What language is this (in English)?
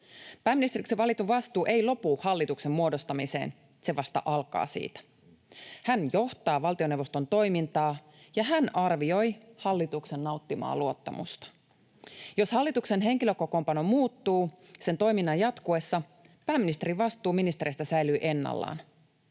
Finnish